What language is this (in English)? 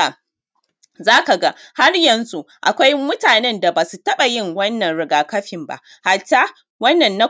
Hausa